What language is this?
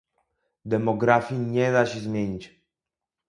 Polish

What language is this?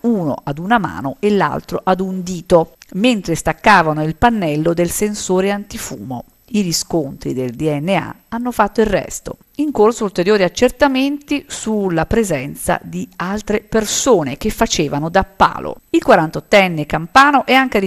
Italian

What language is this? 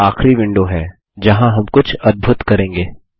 Hindi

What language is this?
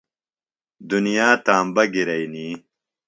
Phalura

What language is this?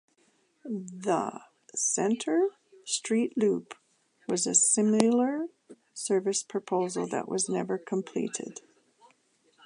English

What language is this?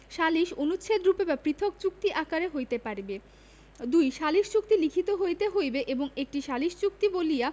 Bangla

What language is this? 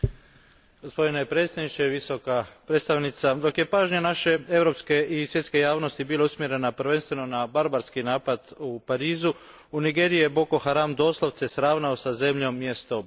Croatian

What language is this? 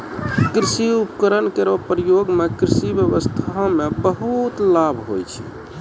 Maithili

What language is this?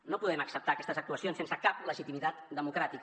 Catalan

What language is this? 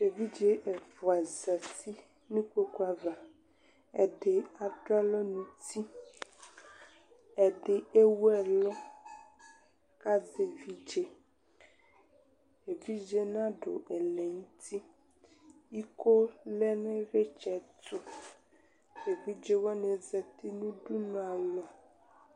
Ikposo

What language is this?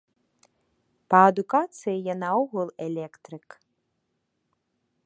Belarusian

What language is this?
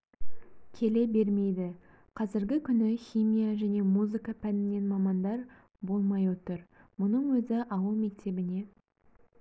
Kazakh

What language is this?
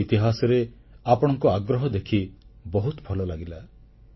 Odia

